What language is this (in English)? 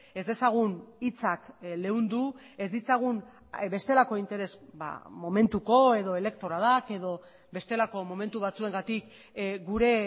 Basque